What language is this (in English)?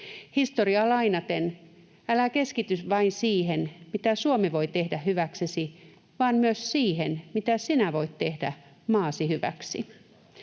Finnish